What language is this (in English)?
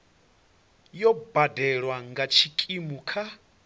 Venda